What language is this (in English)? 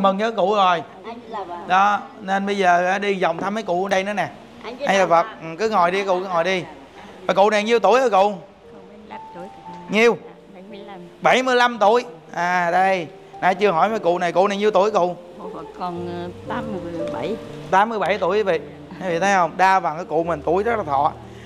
Vietnamese